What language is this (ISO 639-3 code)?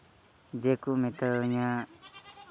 sat